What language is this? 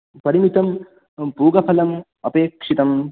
Sanskrit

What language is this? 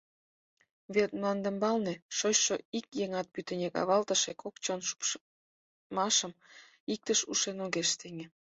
Mari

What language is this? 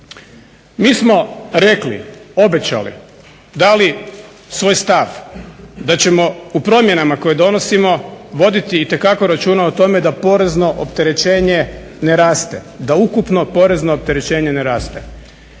Croatian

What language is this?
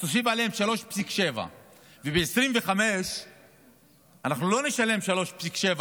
Hebrew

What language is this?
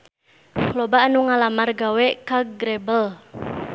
Sundanese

